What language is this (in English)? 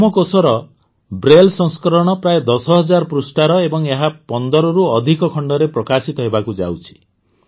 Odia